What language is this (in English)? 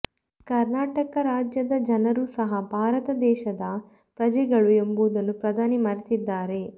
Kannada